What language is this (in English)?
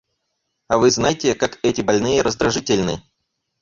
Russian